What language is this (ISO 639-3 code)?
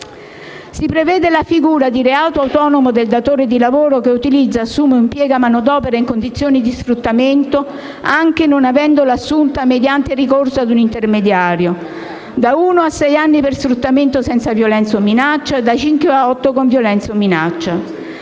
ita